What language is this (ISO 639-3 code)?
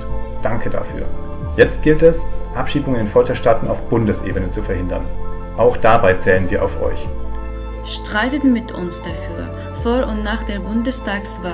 deu